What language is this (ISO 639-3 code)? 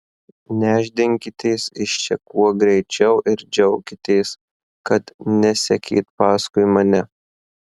lit